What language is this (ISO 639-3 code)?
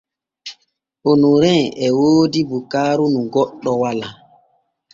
fue